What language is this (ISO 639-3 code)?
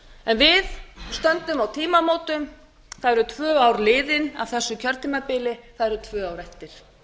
isl